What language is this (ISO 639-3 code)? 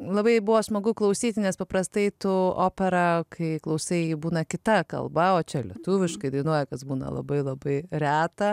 lit